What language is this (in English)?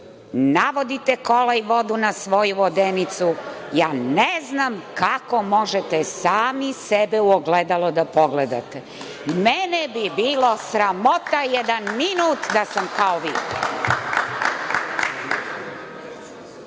Serbian